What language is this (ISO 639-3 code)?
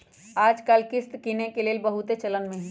mag